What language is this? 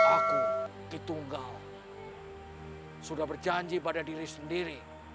Indonesian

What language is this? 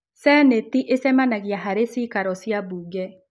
Kikuyu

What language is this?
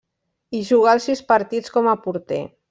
Catalan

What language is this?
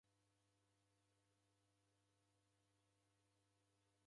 Taita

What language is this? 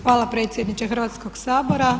Croatian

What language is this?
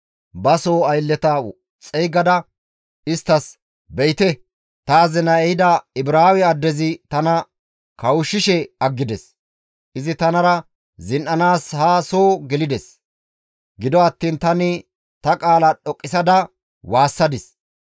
Gamo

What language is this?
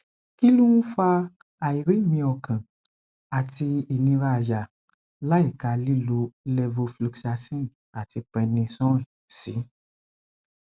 Yoruba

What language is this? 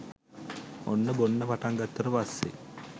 Sinhala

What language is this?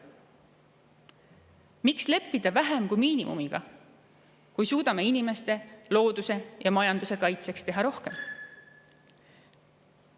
Estonian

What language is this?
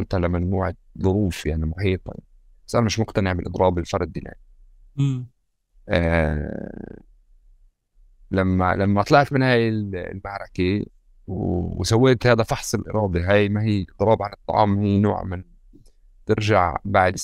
Arabic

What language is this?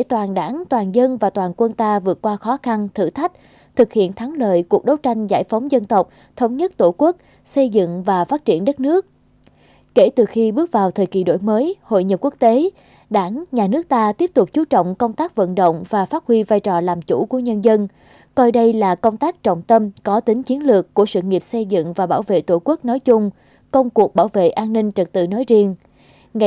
Vietnamese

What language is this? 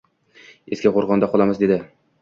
Uzbek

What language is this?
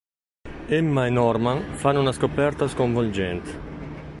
Italian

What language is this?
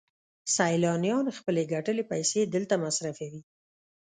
Pashto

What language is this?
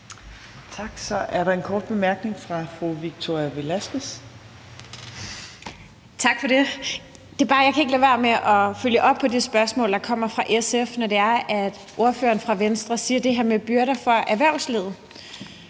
Danish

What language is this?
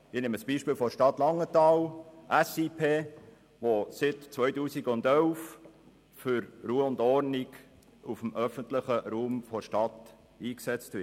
Swiss German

